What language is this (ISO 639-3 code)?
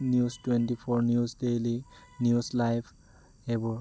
asm